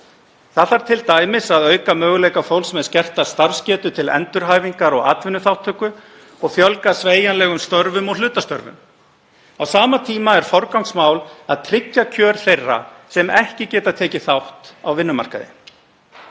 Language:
Icelandic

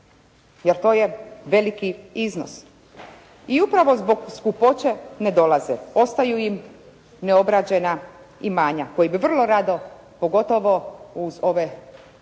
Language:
Croatian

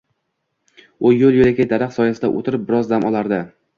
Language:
Uzbek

